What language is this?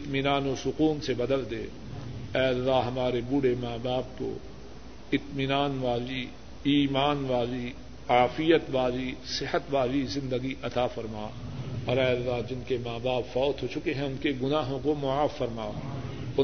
Urdu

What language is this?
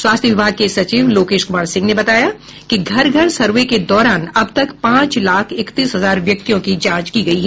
Hindi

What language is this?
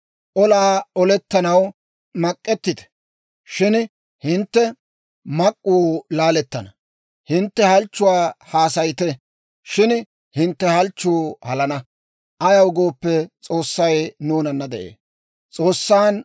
Dawro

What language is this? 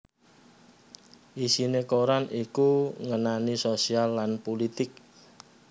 Javanese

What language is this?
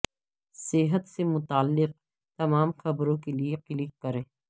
Urdu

